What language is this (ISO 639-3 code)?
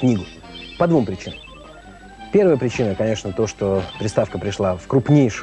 rus